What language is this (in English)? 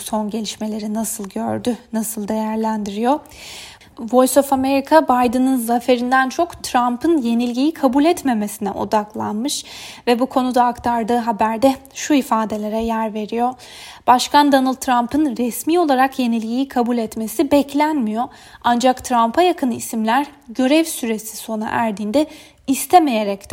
Turkish